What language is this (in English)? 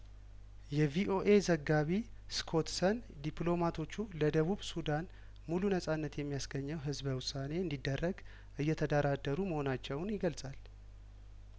Amharic